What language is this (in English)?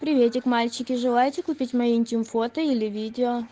Russian